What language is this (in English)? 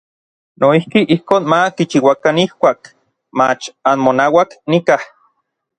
Orizaba Nahuatl